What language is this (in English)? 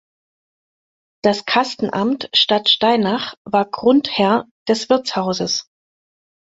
German